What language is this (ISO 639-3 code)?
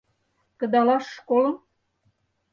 chm